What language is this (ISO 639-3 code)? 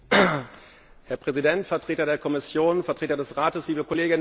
deu